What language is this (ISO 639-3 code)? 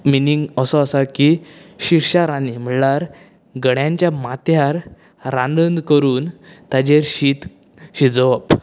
kok